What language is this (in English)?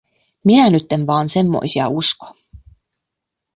Finnish